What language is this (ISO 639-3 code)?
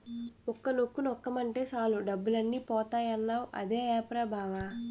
tel